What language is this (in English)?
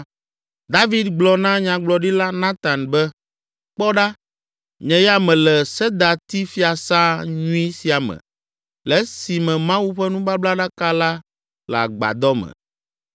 Ewe